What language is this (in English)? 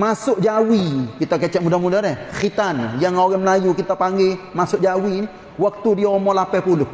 Malay